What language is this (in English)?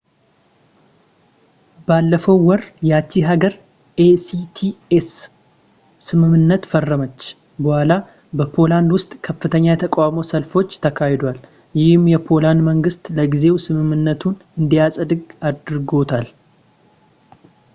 Amharic